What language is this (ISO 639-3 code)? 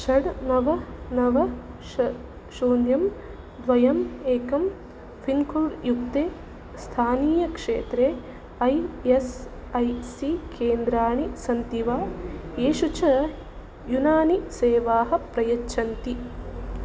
san